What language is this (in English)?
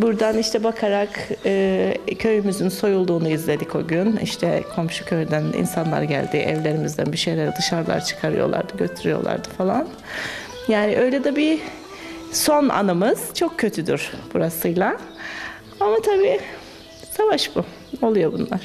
Turkish